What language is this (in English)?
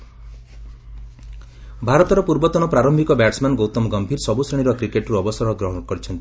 Odia